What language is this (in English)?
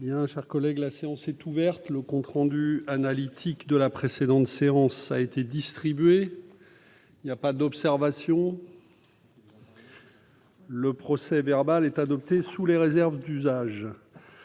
French